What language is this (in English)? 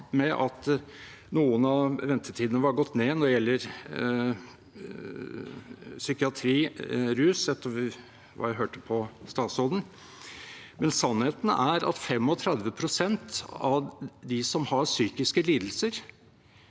Norwegian